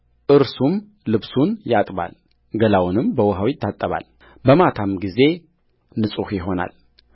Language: Amharic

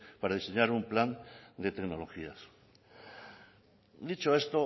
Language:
Spanish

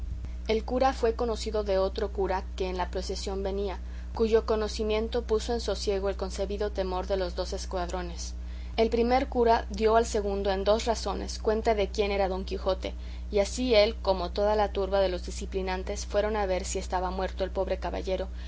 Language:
Spanish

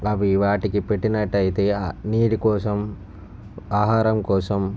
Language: Telugu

